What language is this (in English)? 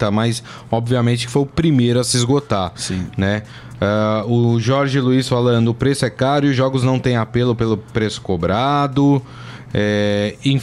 Portuguese